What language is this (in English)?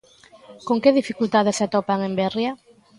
Galician